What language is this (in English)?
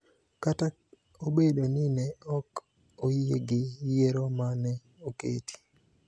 Luo (Kenya and Tanzania)